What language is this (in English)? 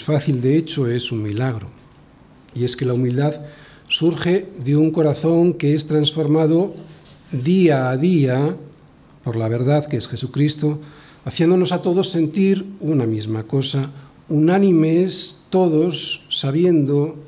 Spanish